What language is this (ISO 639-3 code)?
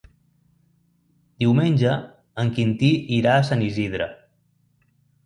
cat